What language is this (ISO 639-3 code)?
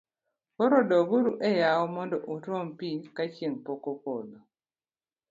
luo